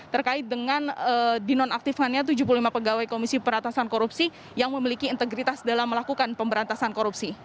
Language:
Indonesian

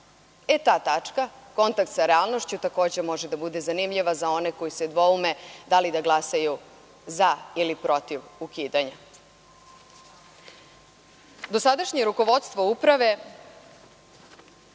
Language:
Serbian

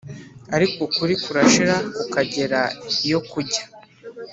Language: Kinyarwanda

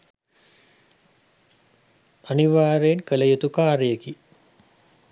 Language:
Sinhala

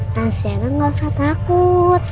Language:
Indonesian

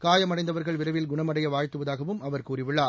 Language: Tamil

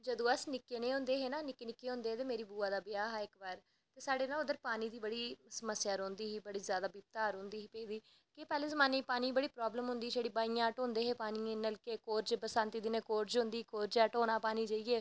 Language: Dogri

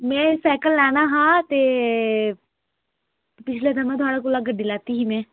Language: Dogri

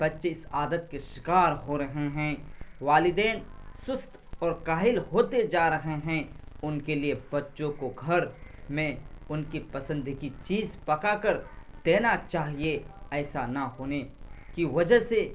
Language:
Urdu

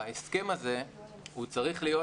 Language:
Hebrew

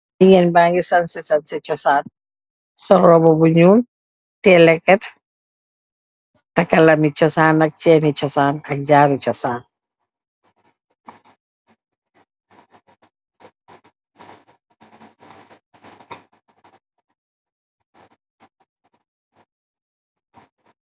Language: Wolof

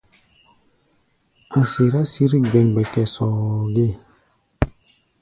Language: Gbaya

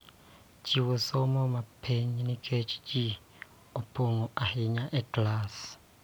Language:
Luo (Kenya and Tanzania)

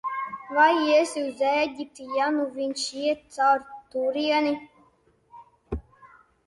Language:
Latvian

